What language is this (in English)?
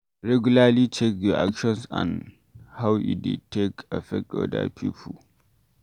Nigerian Pidgin